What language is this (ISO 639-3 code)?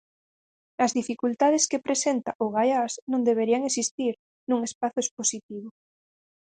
glg